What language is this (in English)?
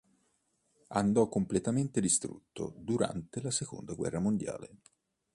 Italian